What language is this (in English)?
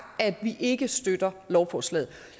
Danish